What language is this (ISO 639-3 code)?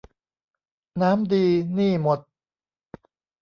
tha